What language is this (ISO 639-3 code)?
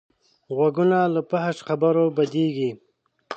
pus